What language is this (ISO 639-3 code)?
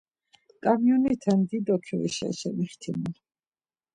lzz